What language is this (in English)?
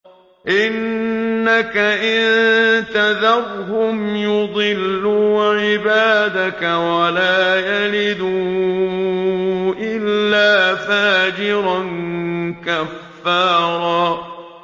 Arabic